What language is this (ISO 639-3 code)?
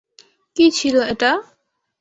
ben